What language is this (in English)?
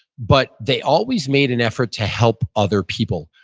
English